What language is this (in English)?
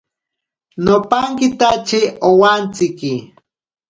Ashéninka Perené